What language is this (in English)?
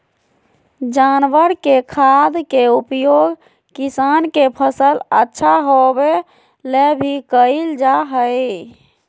Magahi